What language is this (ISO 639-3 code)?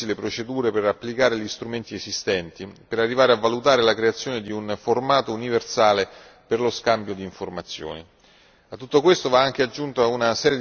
ita